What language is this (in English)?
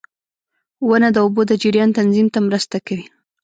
Pashto